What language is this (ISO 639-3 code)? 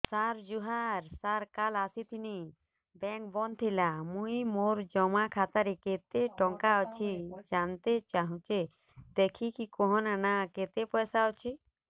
ori